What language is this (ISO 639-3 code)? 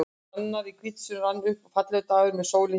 isl